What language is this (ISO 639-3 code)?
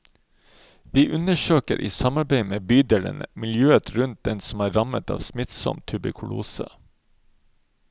nor